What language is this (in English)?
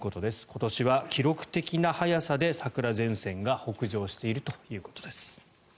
Japanese